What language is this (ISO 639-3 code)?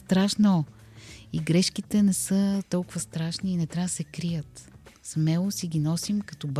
bul